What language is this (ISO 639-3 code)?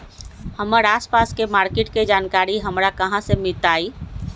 mag